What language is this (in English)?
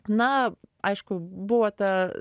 Lithuanian